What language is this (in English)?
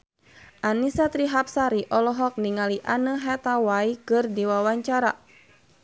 Sundanese